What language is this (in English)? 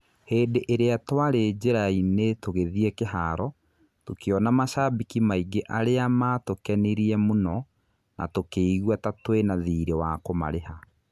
Kikuyu